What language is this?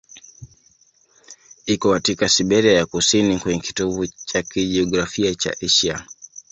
Swahili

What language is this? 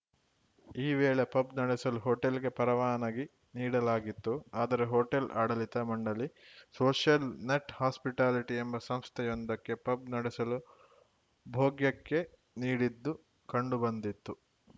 Kannada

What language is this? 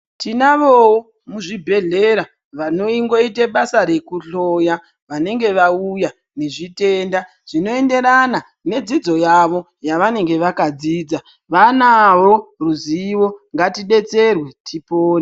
Ndau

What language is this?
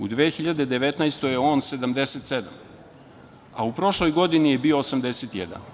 Serbian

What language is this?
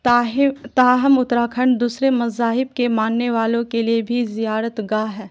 Urdu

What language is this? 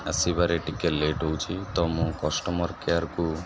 Odia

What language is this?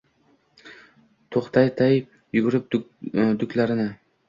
Uzbek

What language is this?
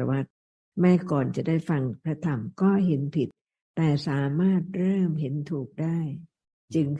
Thai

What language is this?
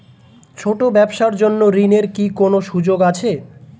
Bangla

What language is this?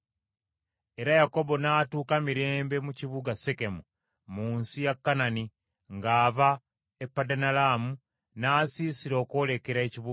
Ganda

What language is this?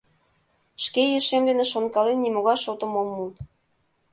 Mari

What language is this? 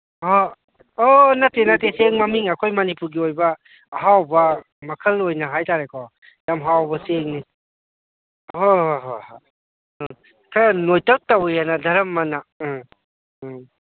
Manipuri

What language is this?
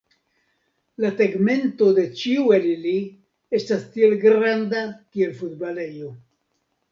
Esperanto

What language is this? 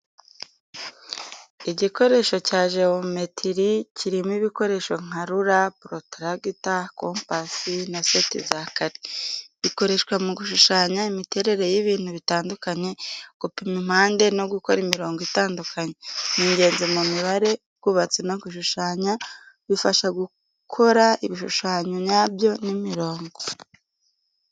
Kinyarwanda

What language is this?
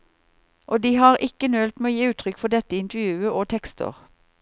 Norwegian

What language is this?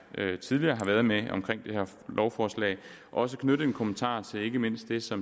Danish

